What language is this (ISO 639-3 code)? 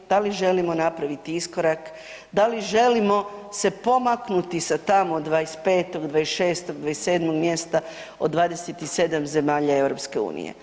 hrv